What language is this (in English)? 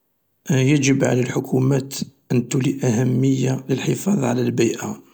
Algerian Arabic